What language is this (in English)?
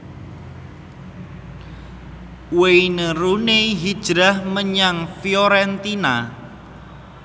Javanese